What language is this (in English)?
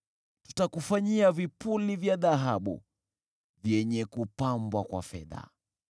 Swahili